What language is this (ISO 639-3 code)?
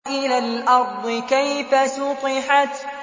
ara